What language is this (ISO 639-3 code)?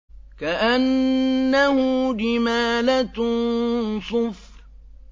ara